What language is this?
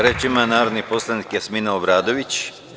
Serbian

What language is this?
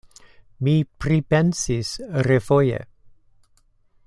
Esperanto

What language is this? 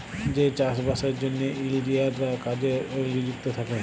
Bangla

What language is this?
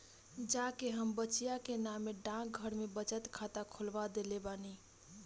Bhojpuri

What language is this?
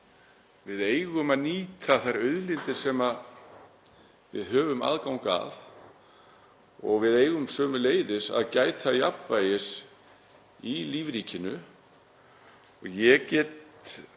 Icelandic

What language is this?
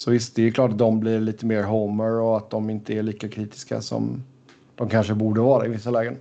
Swedish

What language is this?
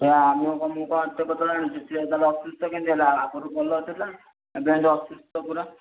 Odia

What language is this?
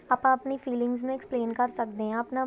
Punjabi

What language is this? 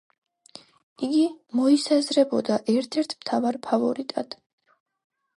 Georgian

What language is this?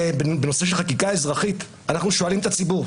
Hebrew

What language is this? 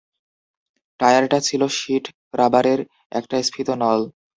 Bangla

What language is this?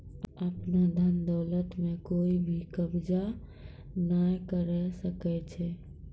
Maithili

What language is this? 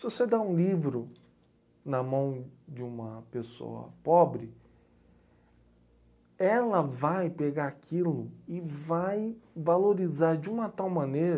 Portuguese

